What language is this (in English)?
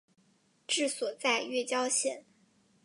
Chinese